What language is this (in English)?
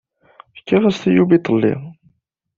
Kabyle